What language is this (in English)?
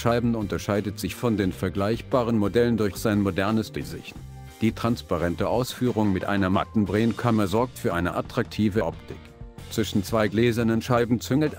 German